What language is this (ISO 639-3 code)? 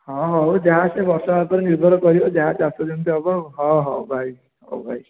ori